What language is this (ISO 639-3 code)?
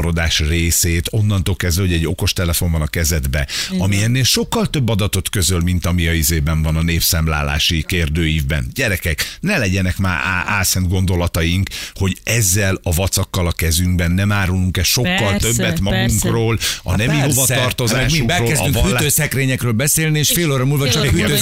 hun